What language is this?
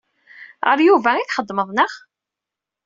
Kabyle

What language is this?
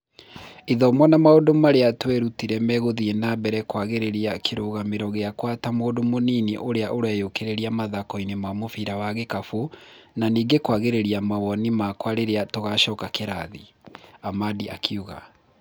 Kikuyu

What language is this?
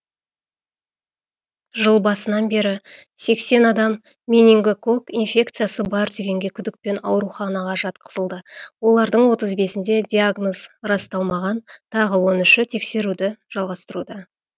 Kazakh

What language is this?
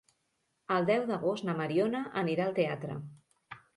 Catalan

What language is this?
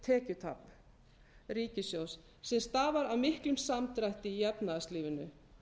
Icelandic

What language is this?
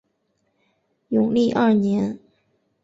Chinese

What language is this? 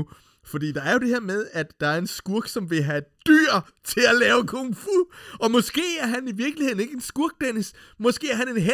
Danish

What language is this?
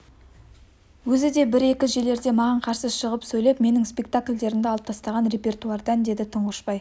Kazakh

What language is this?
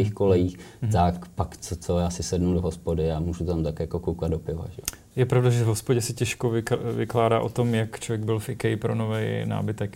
Czech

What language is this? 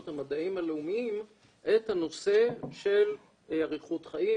Hebrew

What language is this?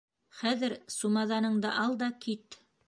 Bashkir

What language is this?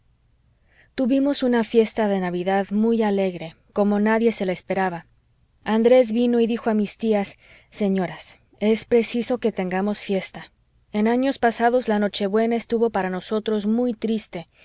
Spanish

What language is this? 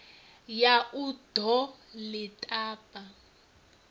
Venda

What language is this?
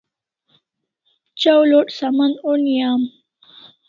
Kalasha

